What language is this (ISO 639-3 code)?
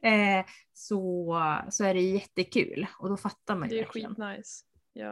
swe